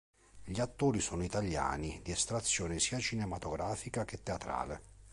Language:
Italian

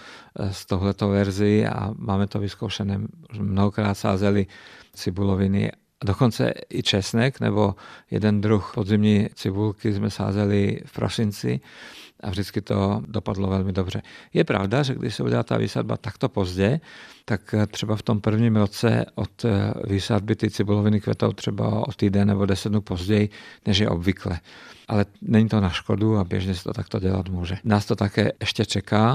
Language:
Czech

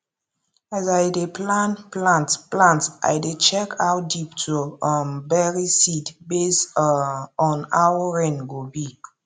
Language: Nigerian Pidgin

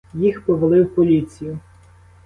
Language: Ukrainian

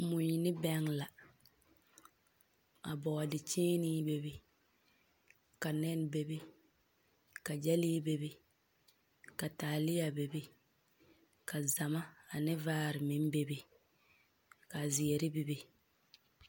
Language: Southern Dagaare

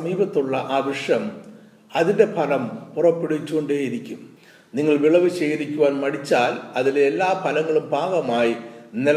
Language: Malayalam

